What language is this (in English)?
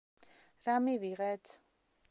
Georgian